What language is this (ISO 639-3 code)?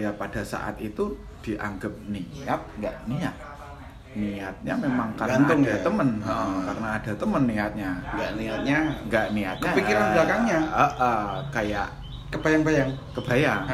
ind